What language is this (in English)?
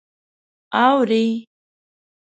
Pashto